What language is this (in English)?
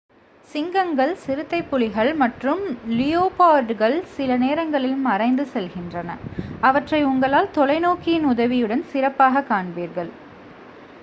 Tamil